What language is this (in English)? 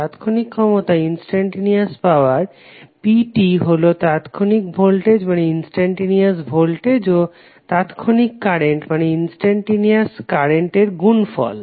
Bangla